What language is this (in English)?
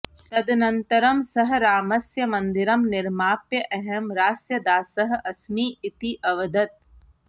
Sanskrit